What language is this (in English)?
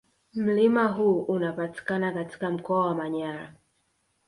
Swahili